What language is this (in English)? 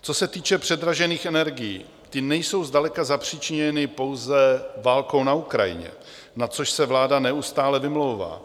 Czech